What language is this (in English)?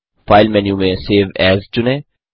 Hindi